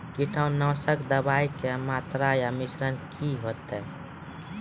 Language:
Maithili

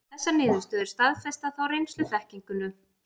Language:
Icelandic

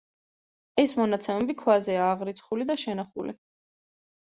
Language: Georgian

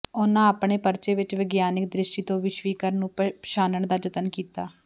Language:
Punjabi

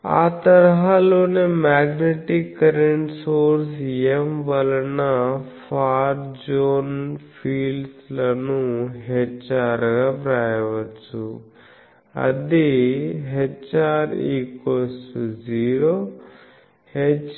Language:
Telugu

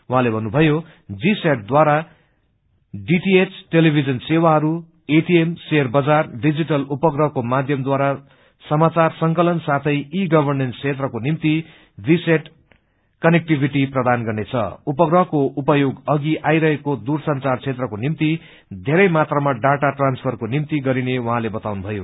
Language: Nepali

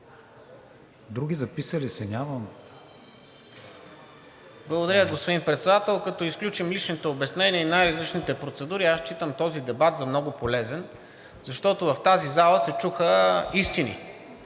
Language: Bulgarian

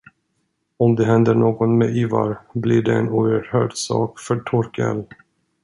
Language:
Swedish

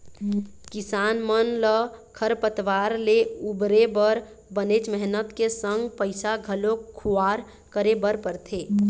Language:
Chhattisgarhi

